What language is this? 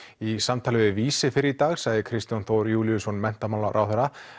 Icelandic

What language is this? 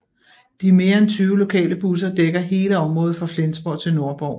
Danish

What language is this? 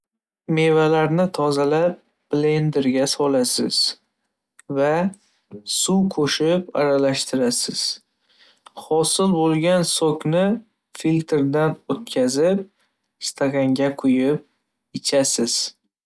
Uzbek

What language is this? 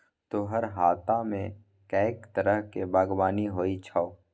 Maithili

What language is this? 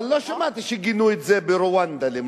Hebrew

